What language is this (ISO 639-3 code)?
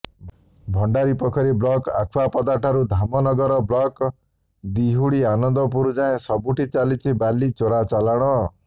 ori